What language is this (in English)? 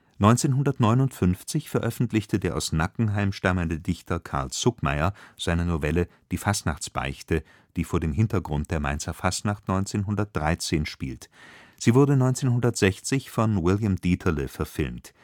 German